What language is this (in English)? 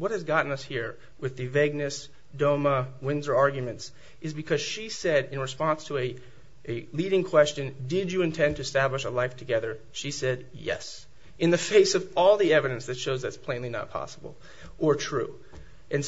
English